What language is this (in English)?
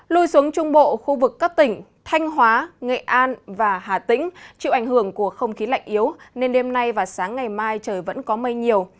Vietnamese